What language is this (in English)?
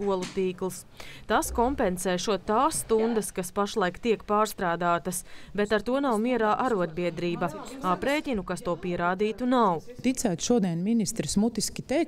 Latvian